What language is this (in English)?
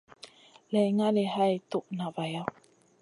Masana